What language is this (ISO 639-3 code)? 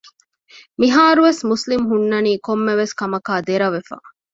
div